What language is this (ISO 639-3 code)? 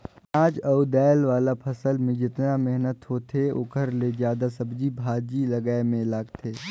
hne